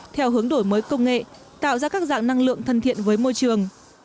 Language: Vietnamese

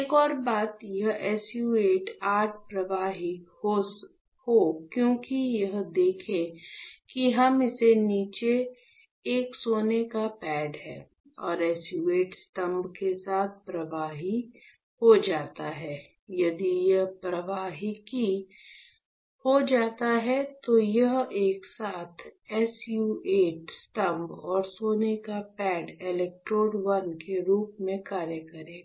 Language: Hindi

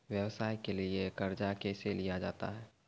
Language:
Maithili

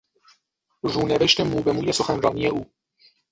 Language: Persian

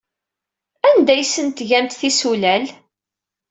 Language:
Kabyle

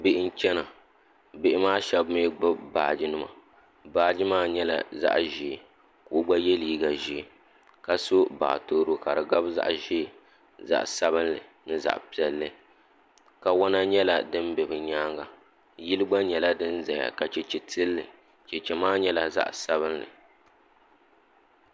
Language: Dagbani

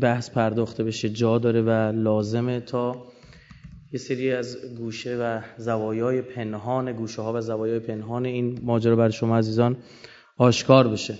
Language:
Persian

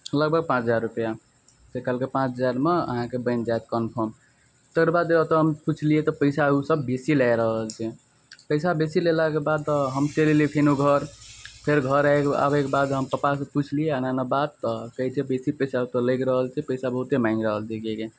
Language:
Maithili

